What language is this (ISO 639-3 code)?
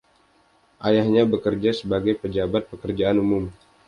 ind